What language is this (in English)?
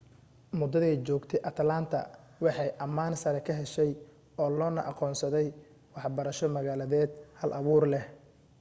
Somali